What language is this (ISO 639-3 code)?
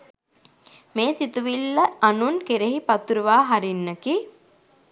sin